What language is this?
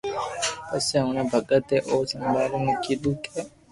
Loarki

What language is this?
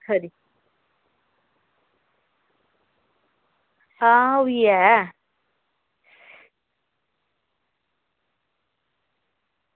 Dogri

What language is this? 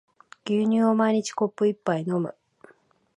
Japanese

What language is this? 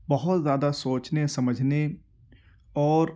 Urdu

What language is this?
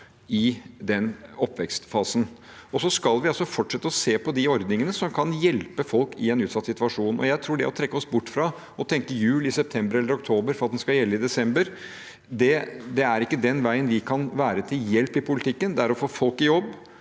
Norwegian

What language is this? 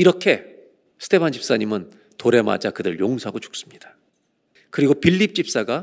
Korean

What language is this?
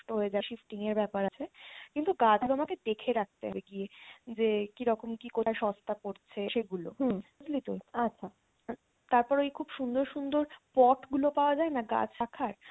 Bangla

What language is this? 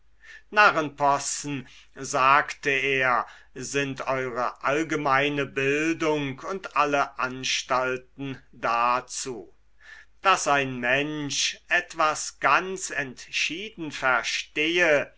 German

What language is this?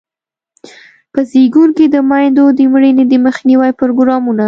Pashto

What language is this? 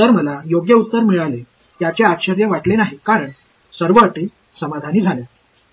Marathi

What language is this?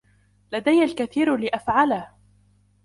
Arabic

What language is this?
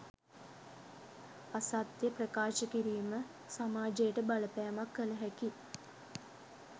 Sinhala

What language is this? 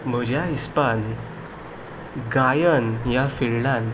Konkani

